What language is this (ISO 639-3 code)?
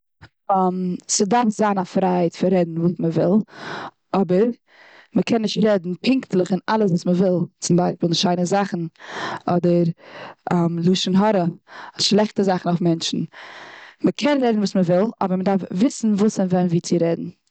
yid